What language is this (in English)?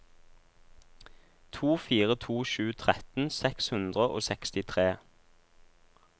Norwegian